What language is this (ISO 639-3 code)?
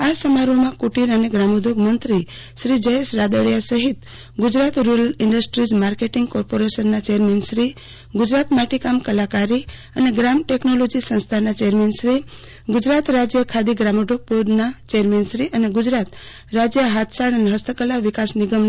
guj